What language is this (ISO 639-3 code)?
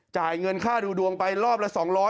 tha